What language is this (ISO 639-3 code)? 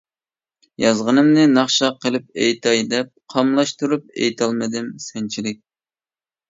uig